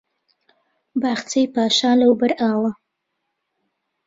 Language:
Central Kurdish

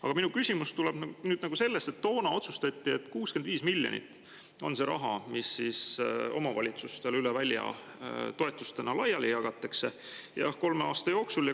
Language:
Estonian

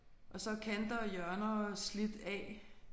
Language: Danish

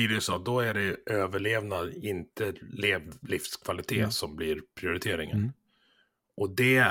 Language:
Swedish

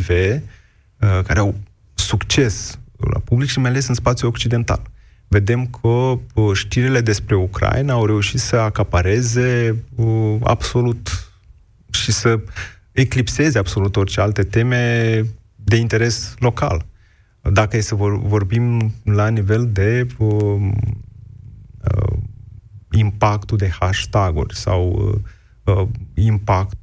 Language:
Romanian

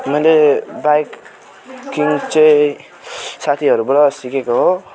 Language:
Nepali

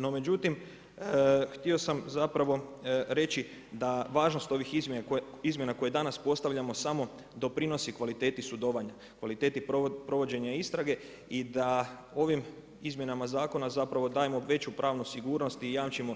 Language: Croatian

